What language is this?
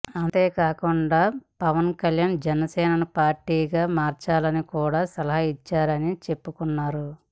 Telugu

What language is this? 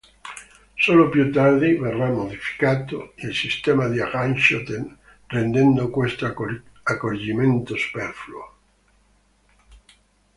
Italian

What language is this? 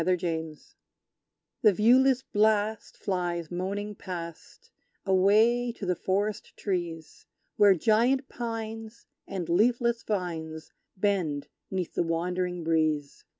English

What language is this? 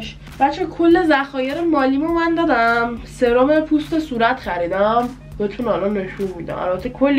Persian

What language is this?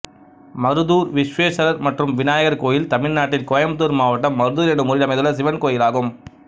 Tamil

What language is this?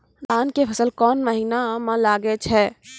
Maithili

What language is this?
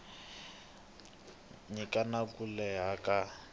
Tsonga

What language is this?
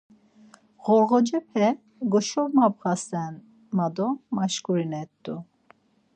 Laz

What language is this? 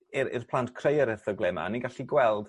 Welsh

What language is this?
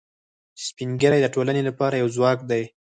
Pashto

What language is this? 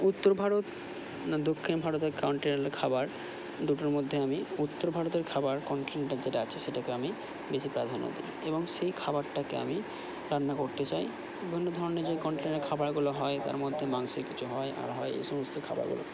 Bangla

